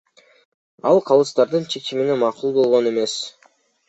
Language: Kyrgyz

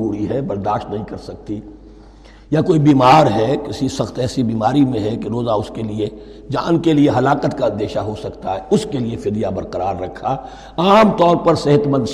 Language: Urdu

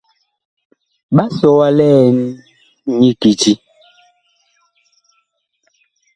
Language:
Bakoko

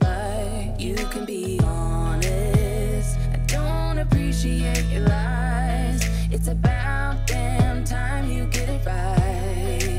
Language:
Romanian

